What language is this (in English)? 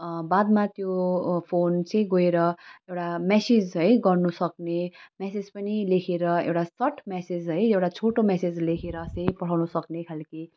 Nepali